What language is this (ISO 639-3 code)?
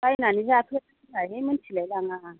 brx